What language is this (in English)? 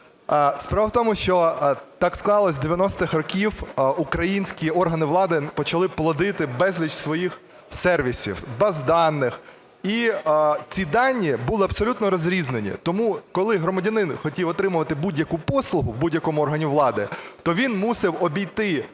Ukrainian